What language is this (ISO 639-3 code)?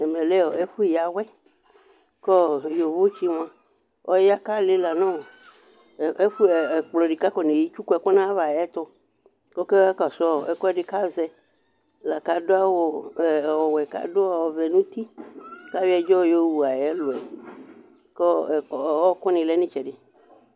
kpo